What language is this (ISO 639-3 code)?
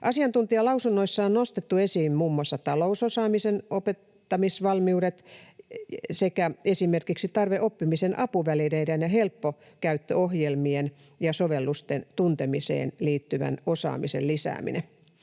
fin